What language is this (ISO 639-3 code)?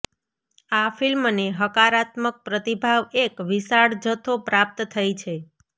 guj